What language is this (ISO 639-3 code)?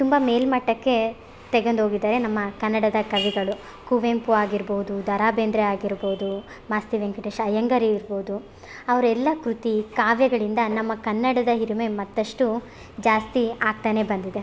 kan